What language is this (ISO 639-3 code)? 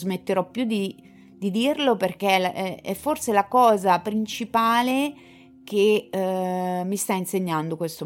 ita